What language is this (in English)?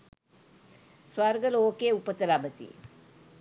Sinhala